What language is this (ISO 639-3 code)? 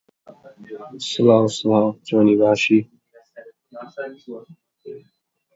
ckb